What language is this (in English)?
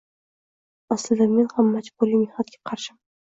Uzbek